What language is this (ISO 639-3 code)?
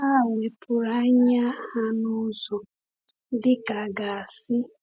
ibo